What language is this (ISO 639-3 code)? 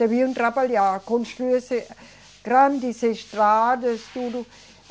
por